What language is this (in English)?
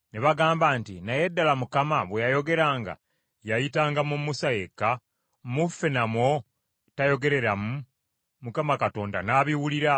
Ganda